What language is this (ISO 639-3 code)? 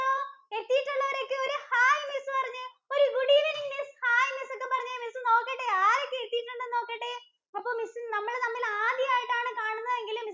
mal